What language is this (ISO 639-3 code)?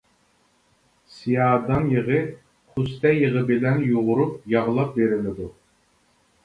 uig